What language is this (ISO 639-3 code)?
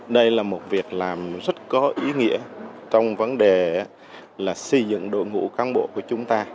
vie